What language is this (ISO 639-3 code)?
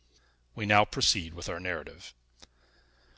eng